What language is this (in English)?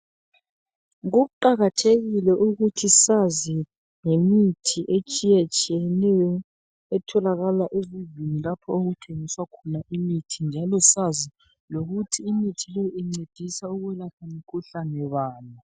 North Ndebele